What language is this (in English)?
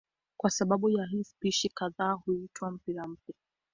Swahili